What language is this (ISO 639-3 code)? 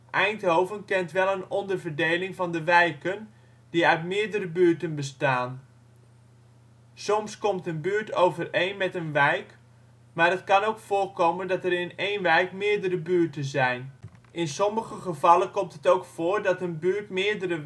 nld